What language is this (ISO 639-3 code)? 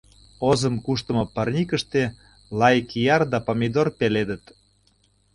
chm